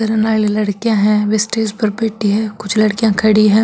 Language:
Marwari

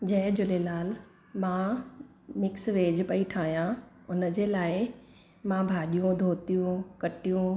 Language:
Sindhi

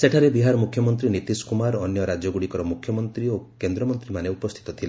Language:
Odia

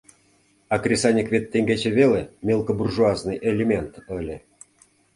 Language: Mari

